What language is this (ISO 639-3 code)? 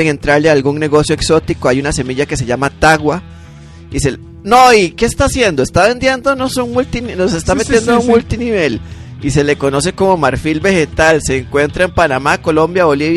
spa